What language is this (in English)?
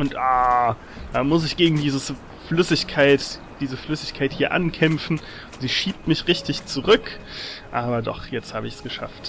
German